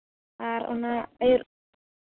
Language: Santali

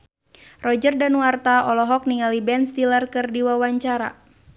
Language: Sundanese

